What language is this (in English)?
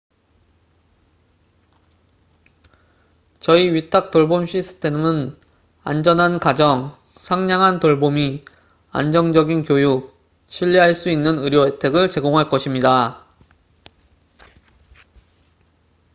Korean